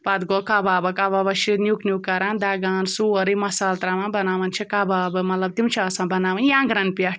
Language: Kashmiri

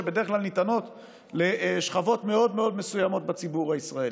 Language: Hebrew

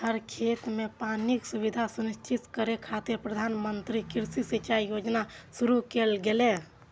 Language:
Maithili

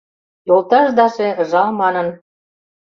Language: Mari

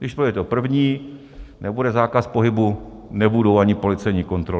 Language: Czech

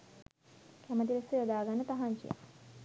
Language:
Sinhala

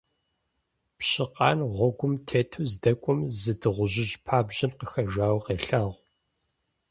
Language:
Kabardian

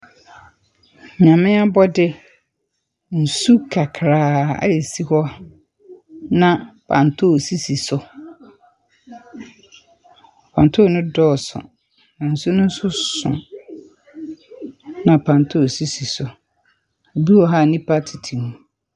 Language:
Akan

